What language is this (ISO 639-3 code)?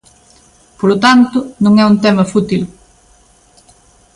glg